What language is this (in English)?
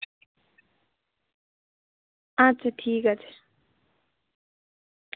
Bangla